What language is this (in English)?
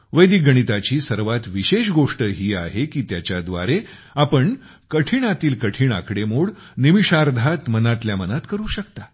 Marathi